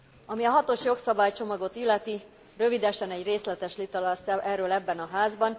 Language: Hungarian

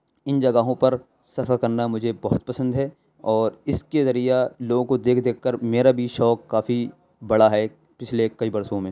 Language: Urdu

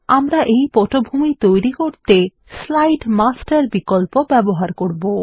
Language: Bangla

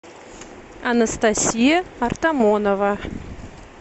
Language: Russian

